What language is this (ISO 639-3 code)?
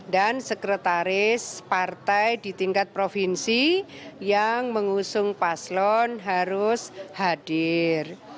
ind